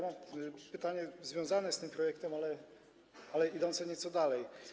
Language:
Polish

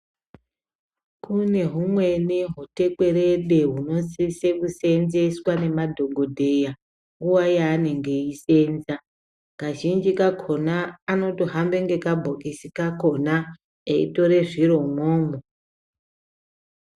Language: Ndau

